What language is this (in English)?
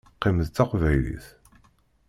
Kabyle